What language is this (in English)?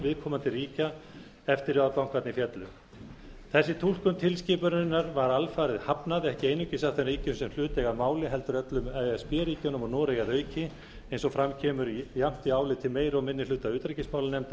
Icelandic